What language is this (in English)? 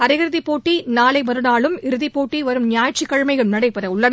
Tamil